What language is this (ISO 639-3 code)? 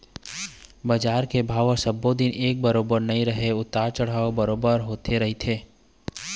hne